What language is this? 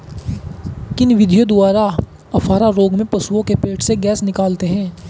Hindi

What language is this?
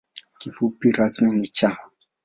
Swahili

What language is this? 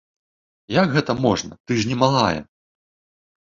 Belarusian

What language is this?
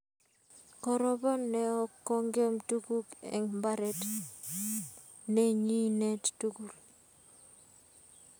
Kalenjin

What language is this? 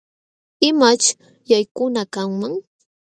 Jauja Wanca Quechua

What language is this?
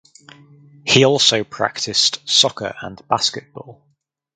English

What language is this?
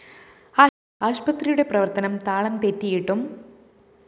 Malayalam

